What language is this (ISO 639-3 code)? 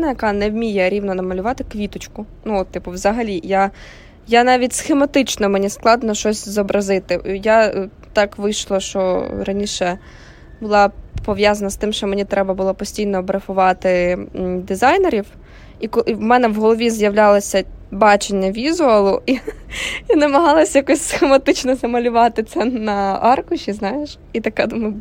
ukr